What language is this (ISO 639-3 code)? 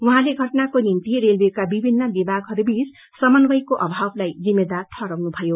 nep